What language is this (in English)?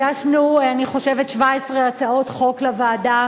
Hebrew